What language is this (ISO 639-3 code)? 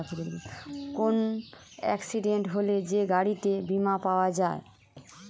ben